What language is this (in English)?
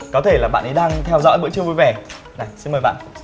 Vietnamese